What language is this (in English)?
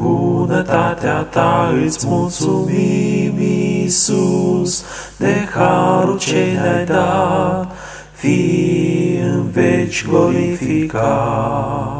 Romanian